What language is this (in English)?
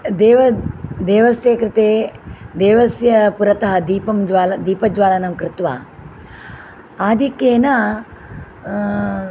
Sanskrit